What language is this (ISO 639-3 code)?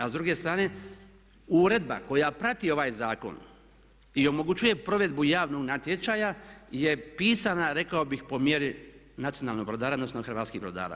hrv